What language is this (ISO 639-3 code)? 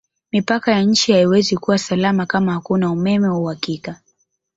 swa